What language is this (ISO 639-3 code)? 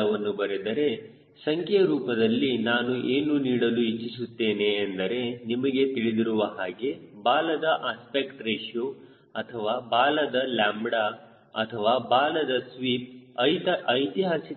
kan